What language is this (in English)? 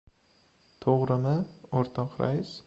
Uzbek